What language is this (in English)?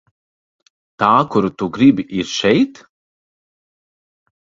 Latvian